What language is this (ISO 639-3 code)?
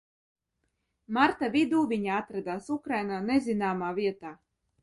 lav